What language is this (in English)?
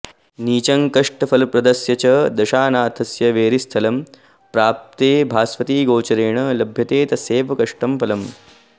Sanskrit